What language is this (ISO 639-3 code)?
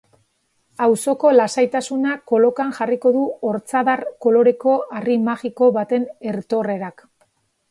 eus